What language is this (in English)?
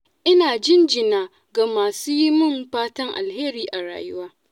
Hausa